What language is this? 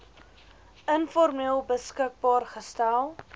Afrikaans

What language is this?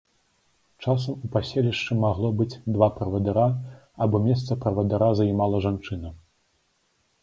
Belarusian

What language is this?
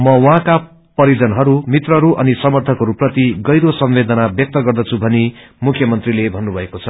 Nepali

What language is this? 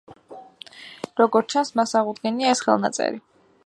Georgian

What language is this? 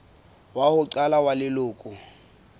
Southern Sotho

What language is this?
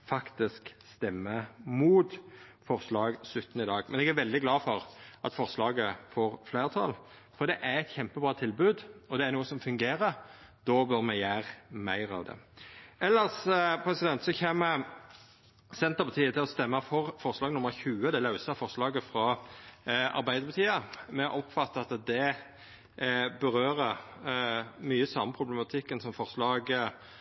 Norwegian Nynorsk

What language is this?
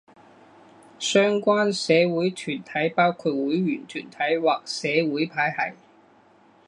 Chinese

